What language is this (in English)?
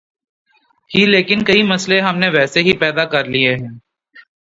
Urdu